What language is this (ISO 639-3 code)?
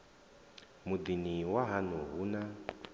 ven